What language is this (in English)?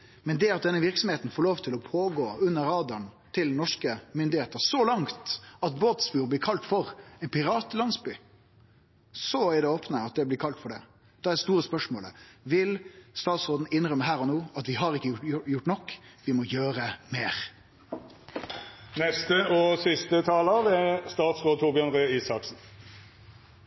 Norwegian